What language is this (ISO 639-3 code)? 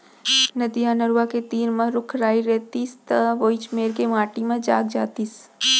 hne